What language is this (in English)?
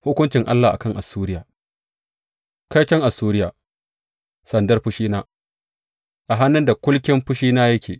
Hausa